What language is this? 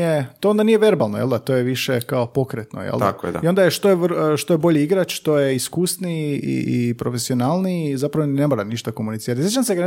Croatian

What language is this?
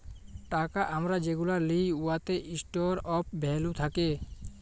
Bangla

